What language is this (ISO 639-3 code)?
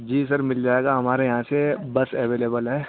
urd